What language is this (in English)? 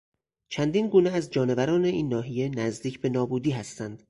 Persian